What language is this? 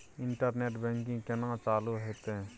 Maithili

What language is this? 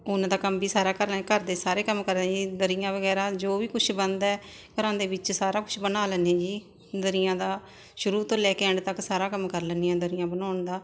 Punjabi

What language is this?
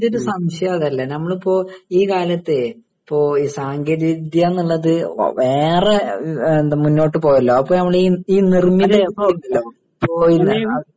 Malayalam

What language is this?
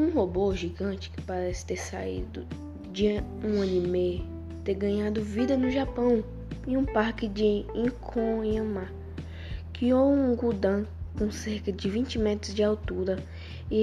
Portuguese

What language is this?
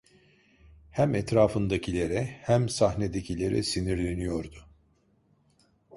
Turkish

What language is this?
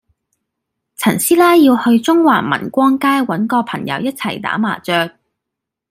Cantonese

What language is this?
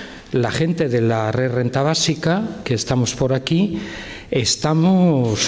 Spanish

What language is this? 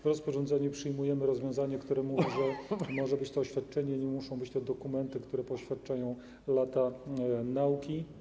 Polish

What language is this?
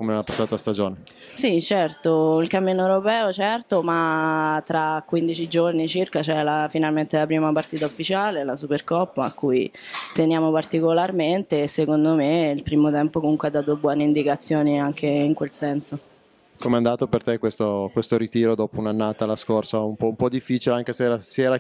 Italian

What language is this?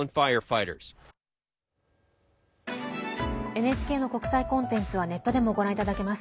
Japanese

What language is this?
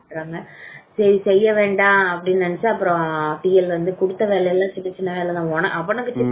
Tamil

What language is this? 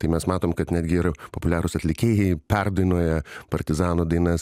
Lithuanian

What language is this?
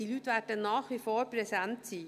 Swiss German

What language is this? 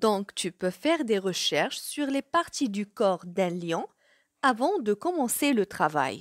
French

